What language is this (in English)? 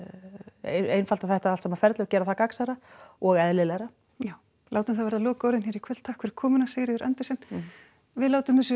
Icelandic